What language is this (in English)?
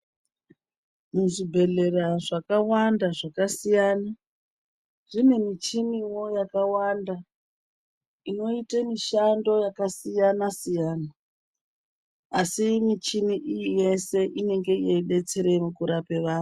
Ndau